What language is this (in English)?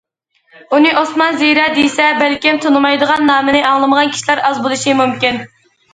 Uyghur